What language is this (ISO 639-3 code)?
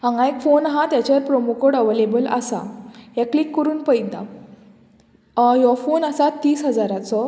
kok